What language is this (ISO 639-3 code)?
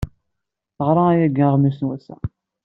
kab